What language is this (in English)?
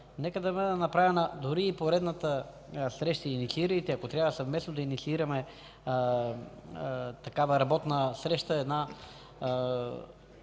Bulgarian